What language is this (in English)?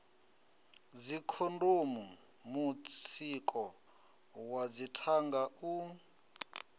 Venda